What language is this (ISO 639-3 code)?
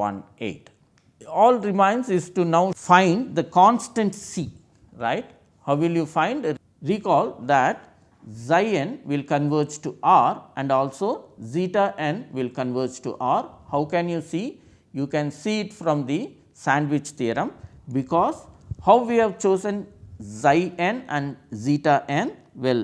eng